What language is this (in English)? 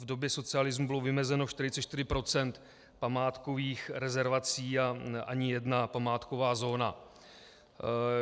Czech